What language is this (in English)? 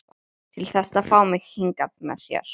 Icelandic